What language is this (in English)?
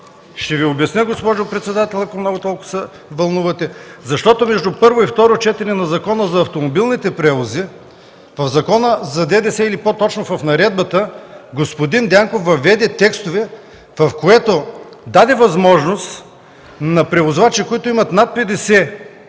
Bulgarian